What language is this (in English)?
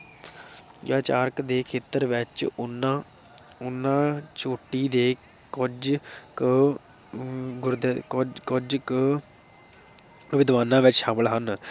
Punjabi